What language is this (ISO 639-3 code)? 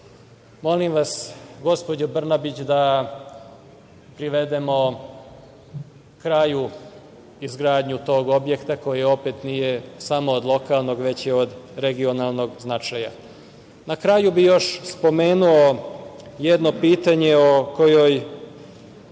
srp